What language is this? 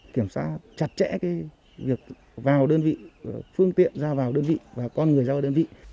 Vietnamese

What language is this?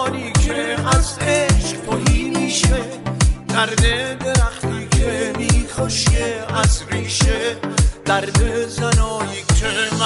Persian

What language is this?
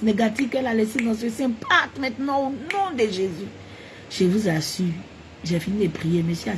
French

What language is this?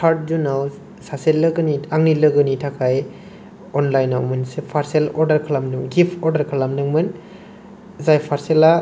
Bodo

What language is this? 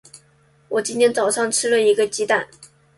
Chinese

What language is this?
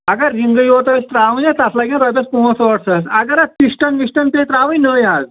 Kashmiri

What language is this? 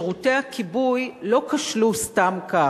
Hebrew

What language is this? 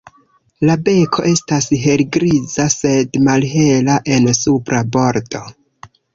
Esperanto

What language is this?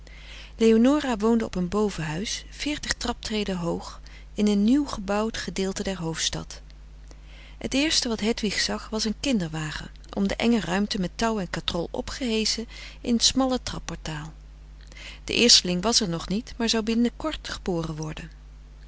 Dutch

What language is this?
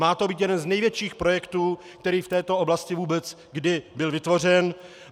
Czech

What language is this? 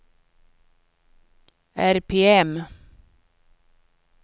Swedish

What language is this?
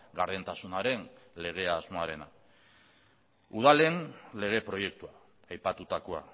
Basque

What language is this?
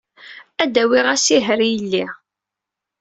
Kabyle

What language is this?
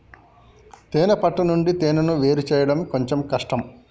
Telugu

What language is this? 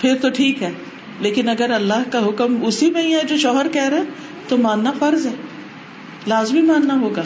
Urdu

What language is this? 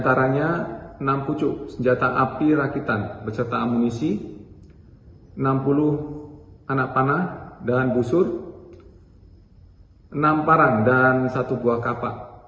Indonesian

